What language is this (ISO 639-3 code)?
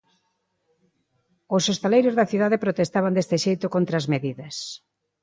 glg